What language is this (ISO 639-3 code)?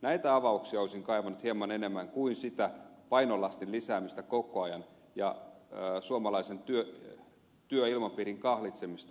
fin